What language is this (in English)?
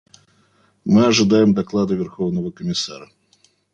Russian